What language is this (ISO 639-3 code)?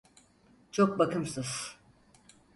tur